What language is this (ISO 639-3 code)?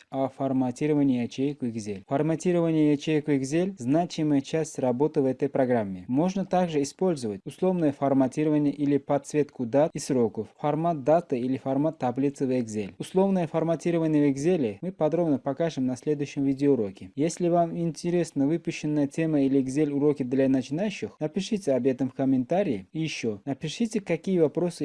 rus